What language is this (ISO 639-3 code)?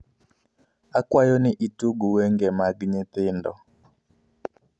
luo